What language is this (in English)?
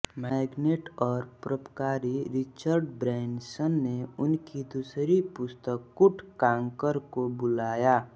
Hindi